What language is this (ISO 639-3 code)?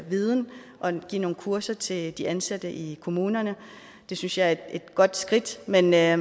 dan